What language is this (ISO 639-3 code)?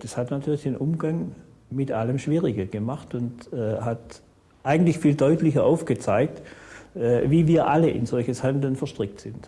deu